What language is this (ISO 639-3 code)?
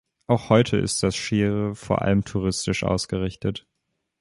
deu